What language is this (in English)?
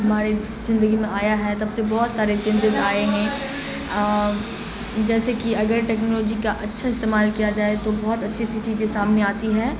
Urdu